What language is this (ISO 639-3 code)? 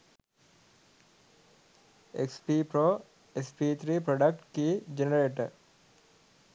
sin